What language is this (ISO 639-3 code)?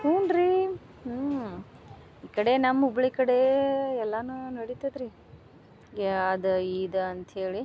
kan